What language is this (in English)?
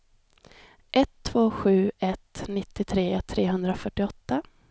Swedish